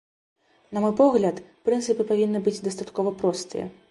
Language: Belarusian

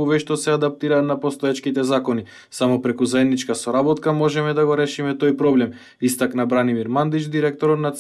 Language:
Macedonian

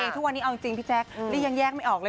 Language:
Thai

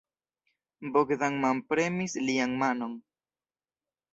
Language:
Esperanto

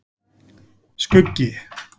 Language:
Icelandic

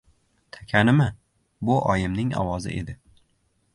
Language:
Uzbek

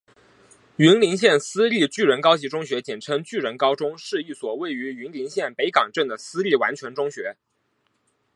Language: Chinese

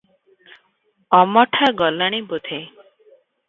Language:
Odia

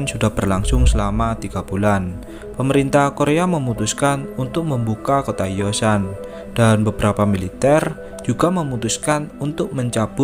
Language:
Indonesian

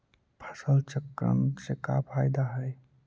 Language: Magahi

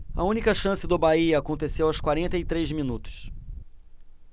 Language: Portuguese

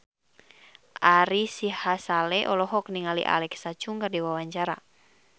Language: Sundanese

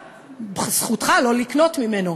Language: Hebrew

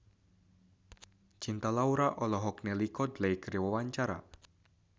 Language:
Sundanese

